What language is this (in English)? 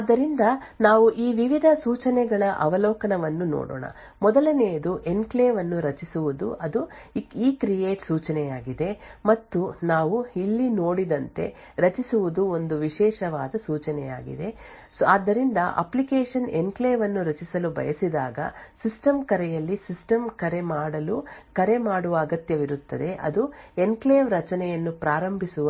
Kannada